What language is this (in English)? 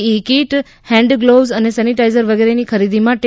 Gujarati